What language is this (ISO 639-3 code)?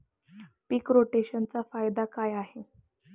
mar